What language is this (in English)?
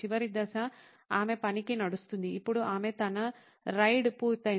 Telugu